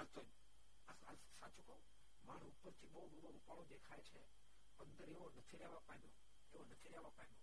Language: Gujarati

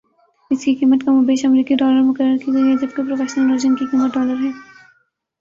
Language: Urdu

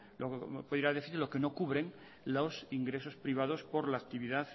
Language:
Spanish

